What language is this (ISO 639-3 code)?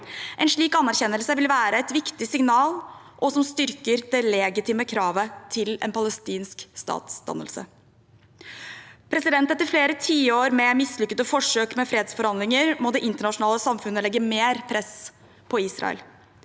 nor